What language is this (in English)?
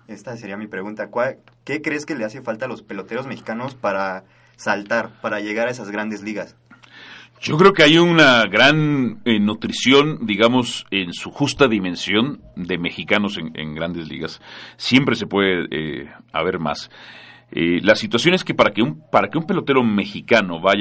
Spanish